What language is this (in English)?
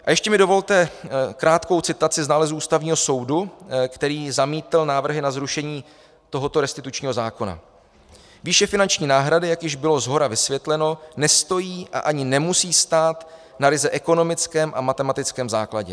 Czech